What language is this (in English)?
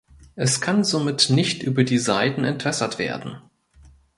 German